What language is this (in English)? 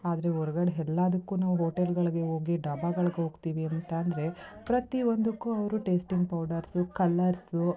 Kannada